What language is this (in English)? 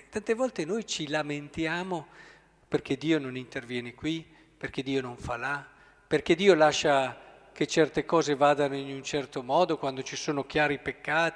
Italian